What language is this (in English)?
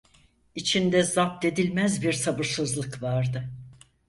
Turkish